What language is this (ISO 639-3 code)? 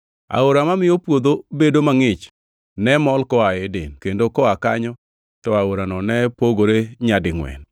luo